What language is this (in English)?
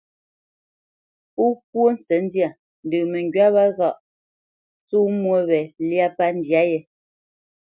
Bamenyam